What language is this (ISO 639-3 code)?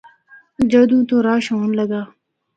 hno